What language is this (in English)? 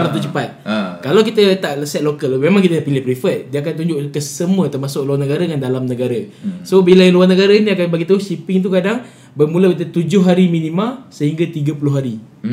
Malay